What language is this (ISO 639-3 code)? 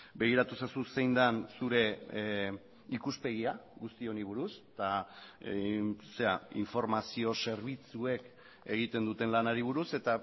eus